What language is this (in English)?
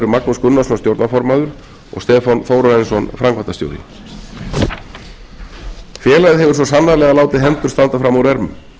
Icelandic